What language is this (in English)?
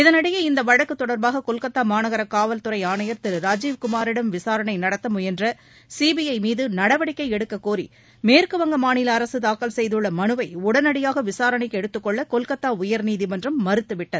Tamil